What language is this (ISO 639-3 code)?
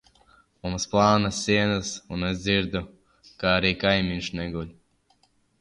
lav